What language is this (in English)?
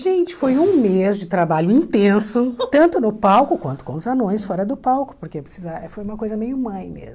Portuguese